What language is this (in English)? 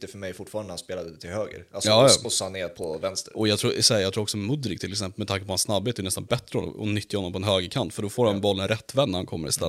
Swedish